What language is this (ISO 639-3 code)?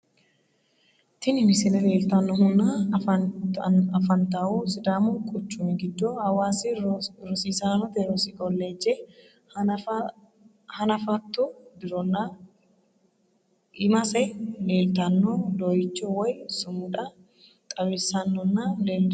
sid